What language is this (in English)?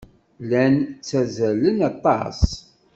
Kabyle